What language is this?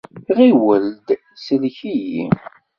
Kabyle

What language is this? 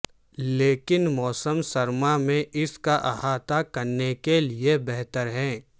Urdu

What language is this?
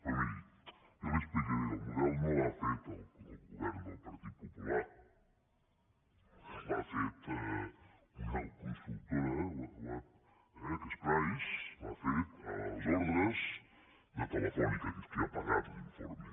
Catalan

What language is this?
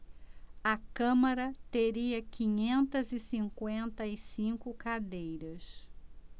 Portuguese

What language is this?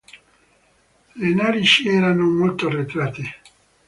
Italian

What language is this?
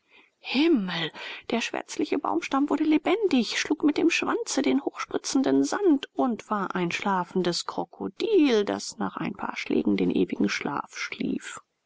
German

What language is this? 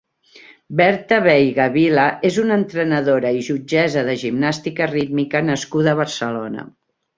Catalan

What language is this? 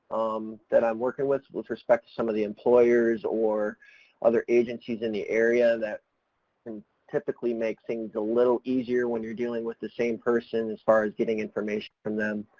English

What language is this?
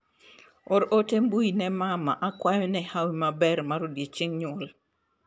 Luo (Kenya and Tanzania)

